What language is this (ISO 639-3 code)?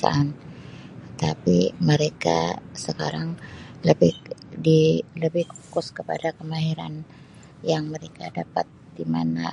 msi